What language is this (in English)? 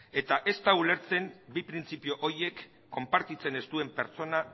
Basque